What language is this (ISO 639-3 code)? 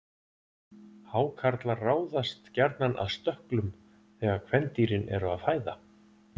isl